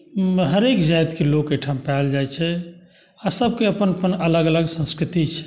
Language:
Maithili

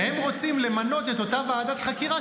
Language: Hebrew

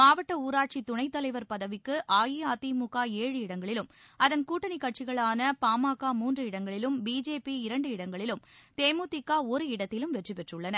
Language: Tamil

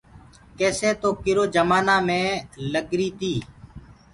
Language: Gurgula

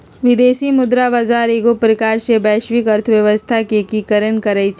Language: Magahi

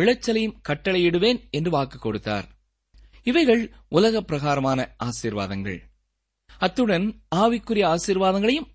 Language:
Tamil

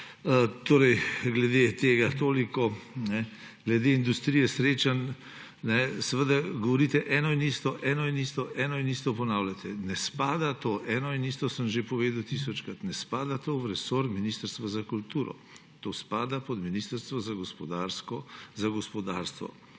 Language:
Slovenian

